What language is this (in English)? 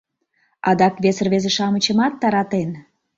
Mari